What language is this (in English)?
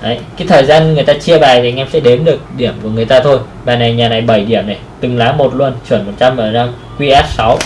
Vietnamese